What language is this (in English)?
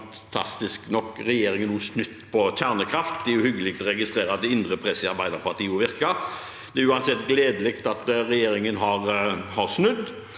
Norwegian